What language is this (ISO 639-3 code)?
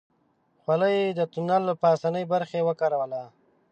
pus